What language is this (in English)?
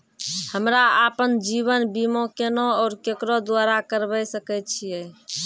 Maithili